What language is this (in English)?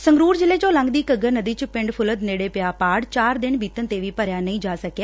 Punjabi